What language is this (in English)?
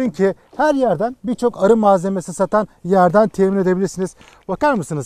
Turkish